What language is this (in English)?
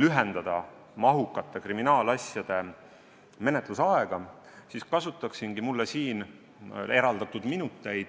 Estonian